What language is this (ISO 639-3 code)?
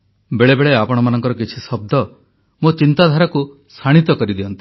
ori